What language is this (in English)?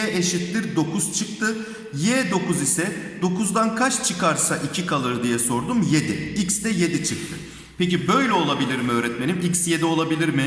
Turkish